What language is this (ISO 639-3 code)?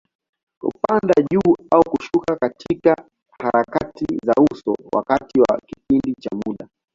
swa